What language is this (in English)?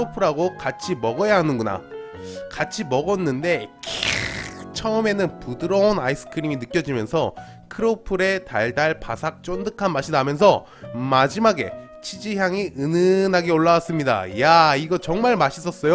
Korean